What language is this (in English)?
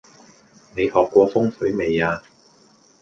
Cantonese